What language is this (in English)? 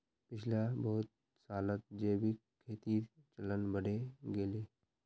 Magahi